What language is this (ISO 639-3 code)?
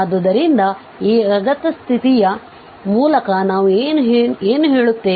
kan